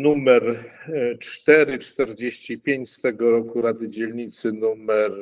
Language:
Polish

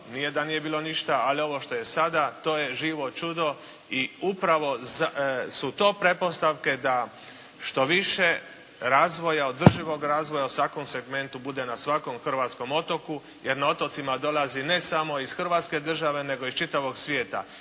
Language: Croatian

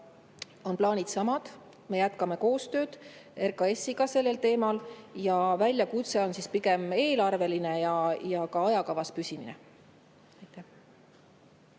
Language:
Estonian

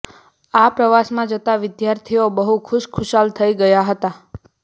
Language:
Gujarati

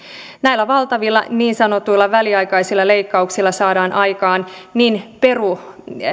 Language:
Finnish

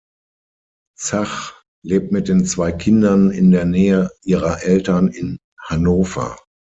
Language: German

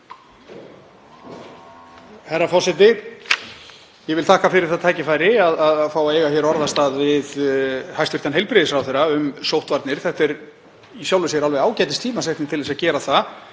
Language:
Icelandic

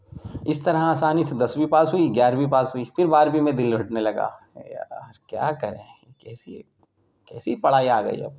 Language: Urdu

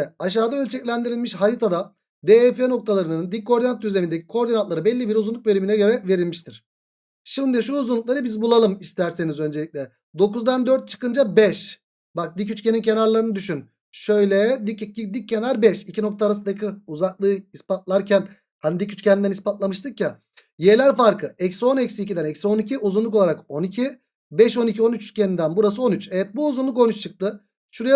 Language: Turkish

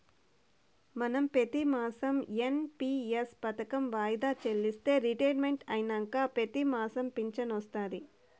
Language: Telugu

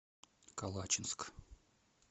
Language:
Russian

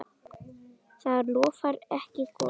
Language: Icelandic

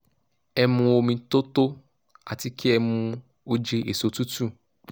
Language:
Yoruba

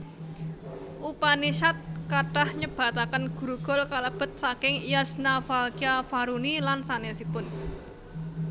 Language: Javanese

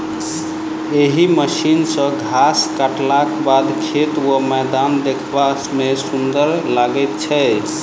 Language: Maithili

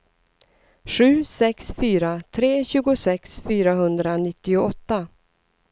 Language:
Swedish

